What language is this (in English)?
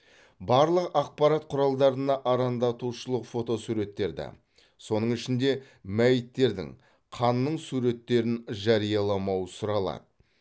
Kazakh